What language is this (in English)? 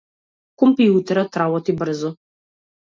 Macedonian